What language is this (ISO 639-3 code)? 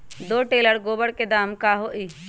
mag